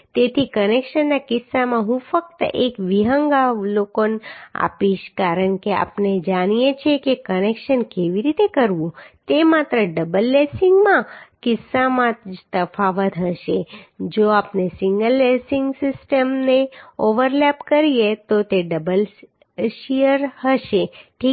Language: Gujarati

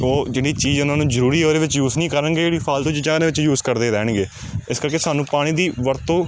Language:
Punjabi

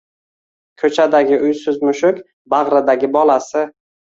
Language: Uzbek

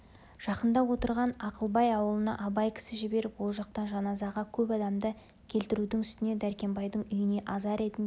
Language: Kazakh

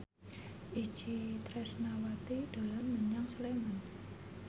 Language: Javanese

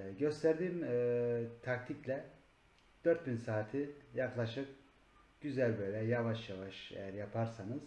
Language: Turkish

